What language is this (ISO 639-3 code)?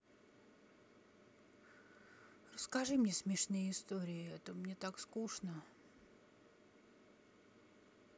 rus